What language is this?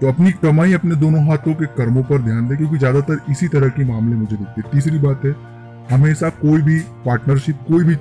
Hindi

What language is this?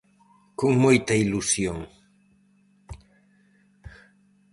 Galician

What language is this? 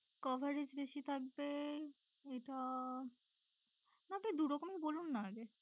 Bangla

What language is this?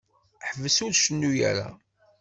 Kabyle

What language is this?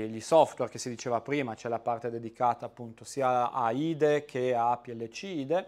Italian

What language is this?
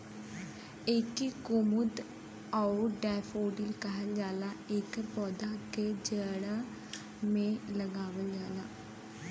Bhojpuri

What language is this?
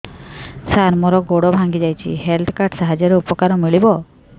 Odia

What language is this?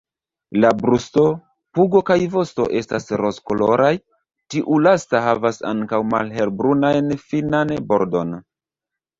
Esperanto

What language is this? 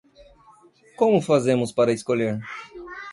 Portuguese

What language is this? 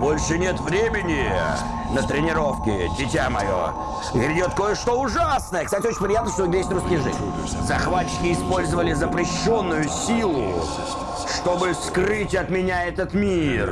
Russian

